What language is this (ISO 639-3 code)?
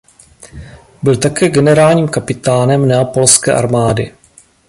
ces